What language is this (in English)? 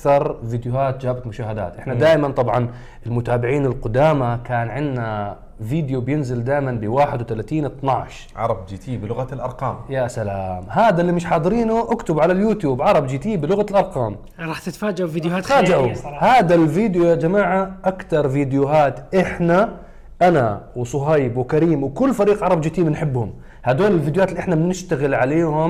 Arabic